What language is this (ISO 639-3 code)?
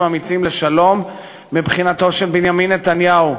heb